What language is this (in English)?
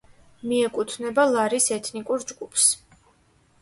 Georgian